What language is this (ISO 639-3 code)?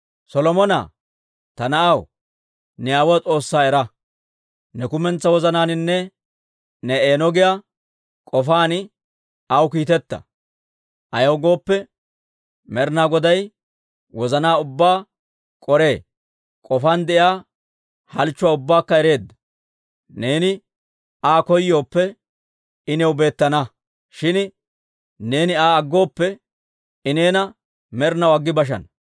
dwr